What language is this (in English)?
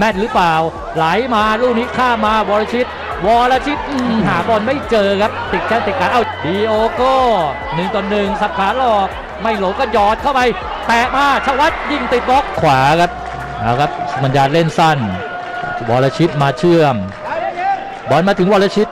Thai